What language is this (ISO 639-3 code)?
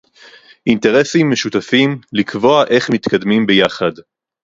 heb